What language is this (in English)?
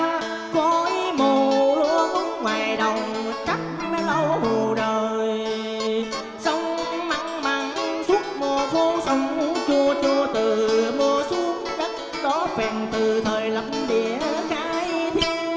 Vietnamese